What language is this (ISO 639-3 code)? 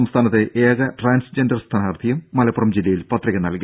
mal